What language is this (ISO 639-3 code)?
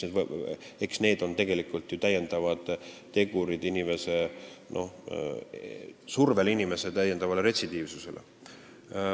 est